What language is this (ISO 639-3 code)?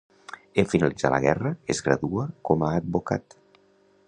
cat